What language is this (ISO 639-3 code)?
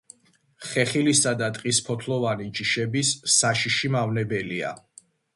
kat